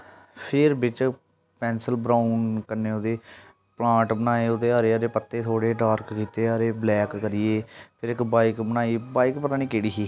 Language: Dogri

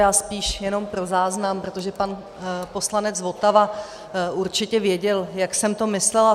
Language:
Czech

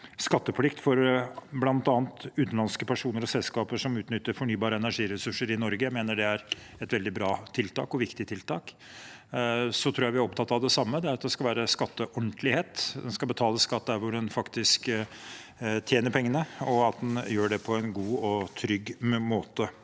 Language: Norwegian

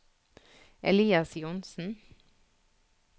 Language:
Norwegian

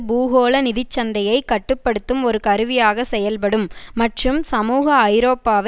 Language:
Tamil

